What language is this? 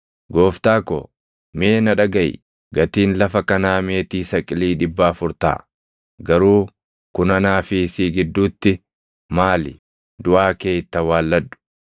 Oromo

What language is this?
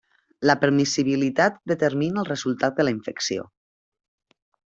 Catalan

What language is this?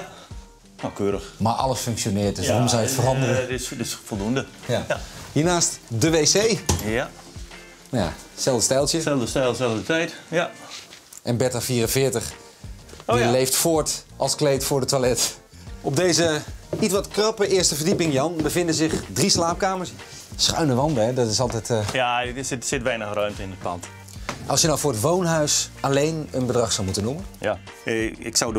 Dutch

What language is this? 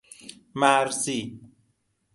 Persian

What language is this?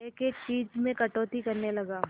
Hindi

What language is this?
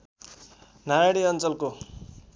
Nepali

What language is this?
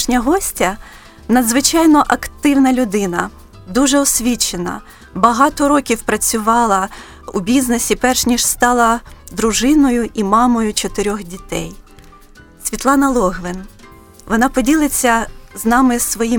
Ukrainian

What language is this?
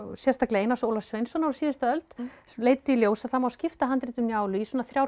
Icelandic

